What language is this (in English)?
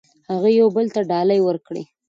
Pashto